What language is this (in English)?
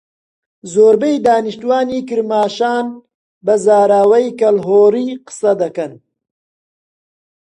Central Kurdish